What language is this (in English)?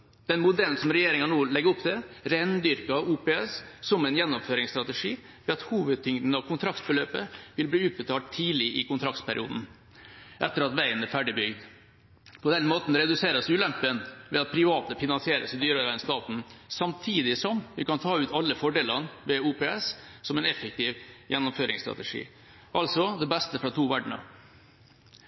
Norwegian Bokmål